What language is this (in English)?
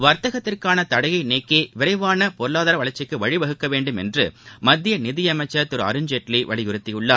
Tamil